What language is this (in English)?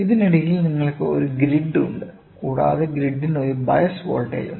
Malayalam